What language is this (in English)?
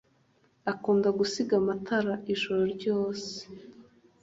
Kinyarwanda